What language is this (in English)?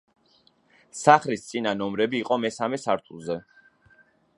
Georgian